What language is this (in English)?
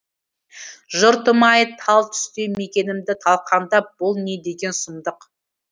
Kazakh